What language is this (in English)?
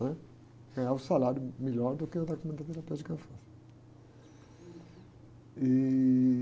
Portuguese